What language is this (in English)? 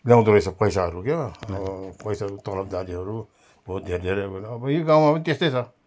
Nepali